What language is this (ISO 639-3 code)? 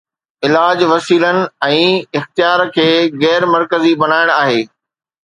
snd